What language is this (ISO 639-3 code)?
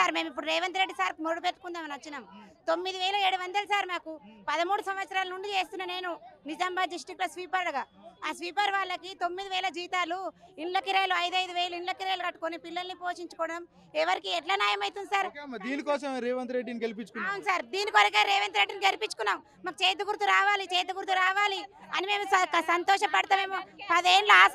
tel